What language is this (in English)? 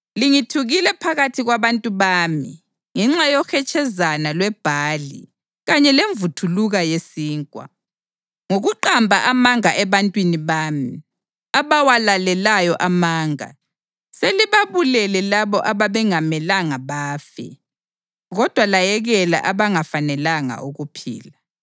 North Ndebele